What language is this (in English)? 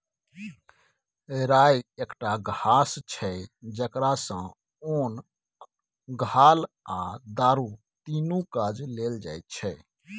Maithili